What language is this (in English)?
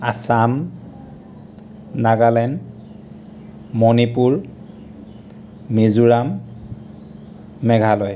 Assamese